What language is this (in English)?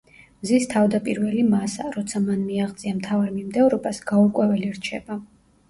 Georgian